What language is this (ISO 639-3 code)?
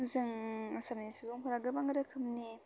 brx